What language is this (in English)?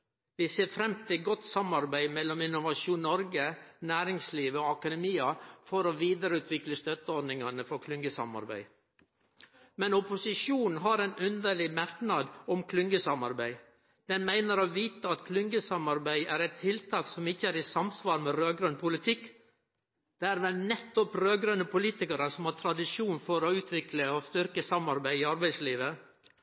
Norwegian Nynorsk